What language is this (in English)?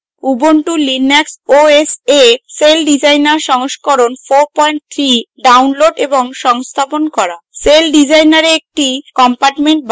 Bangla